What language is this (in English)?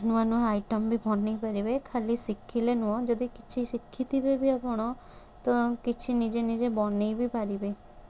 Odia